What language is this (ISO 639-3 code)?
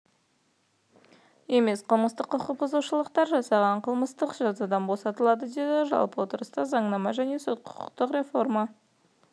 kaz